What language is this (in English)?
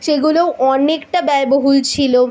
Bangla